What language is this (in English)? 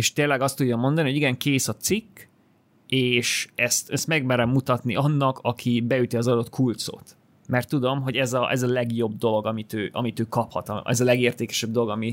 Hungarian